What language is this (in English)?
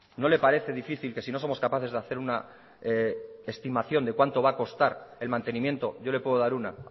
Spanish